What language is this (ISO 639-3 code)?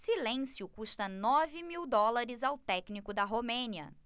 por